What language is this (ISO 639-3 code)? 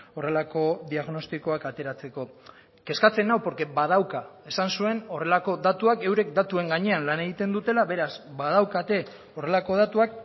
eus